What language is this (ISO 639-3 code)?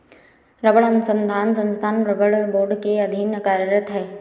hin